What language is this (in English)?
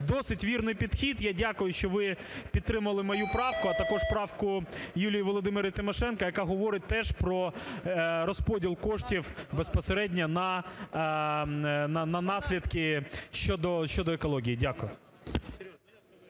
Ukrainian